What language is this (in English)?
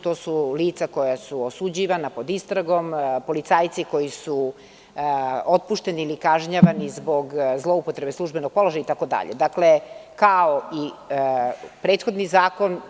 Serbian